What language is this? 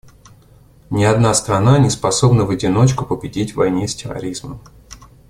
Russian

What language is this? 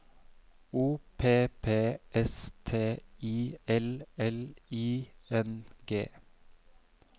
Norwegian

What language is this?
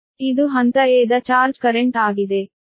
Kannada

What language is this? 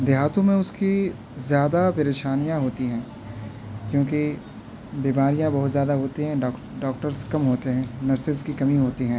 Urdu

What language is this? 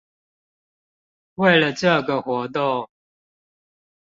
Chinese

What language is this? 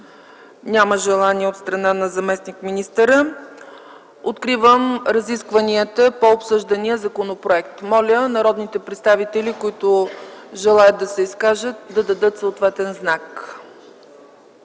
Bulgarian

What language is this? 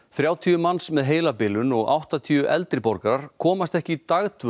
Icelandic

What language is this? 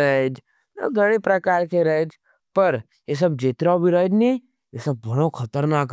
Nimadi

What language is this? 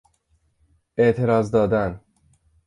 Persian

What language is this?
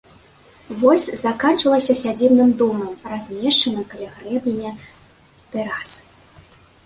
Belarusian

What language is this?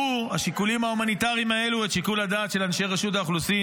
Hebrew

